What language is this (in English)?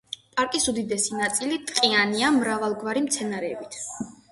Georgian